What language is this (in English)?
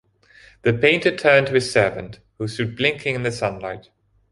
English